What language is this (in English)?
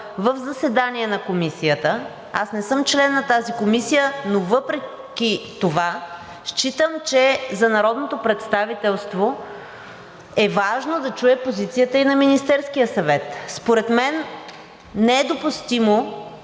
Bulgarian